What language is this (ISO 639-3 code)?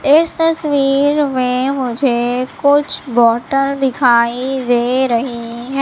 hin